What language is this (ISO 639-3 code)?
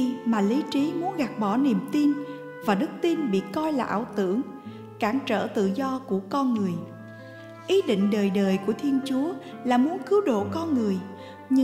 vie